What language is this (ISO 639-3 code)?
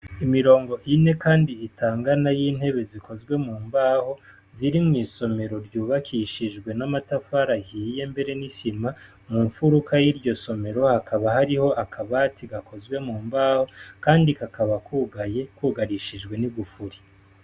run